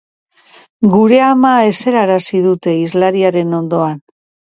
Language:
Basque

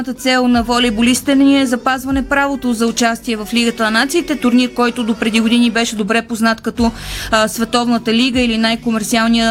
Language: Bulgarian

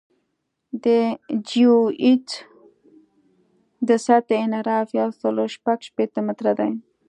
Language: Pashto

